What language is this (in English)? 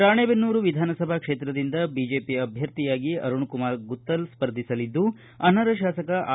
Kannada